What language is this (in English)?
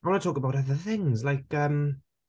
Welsh